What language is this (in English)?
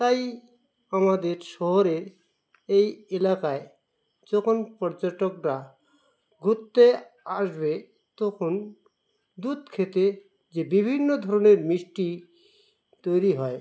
Bangla